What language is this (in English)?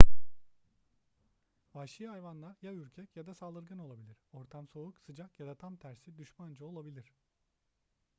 Turkish